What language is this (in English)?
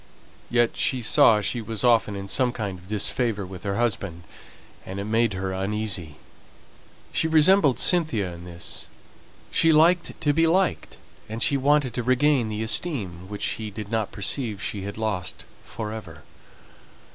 English